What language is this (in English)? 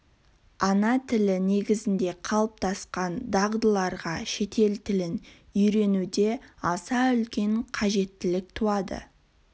Kazakh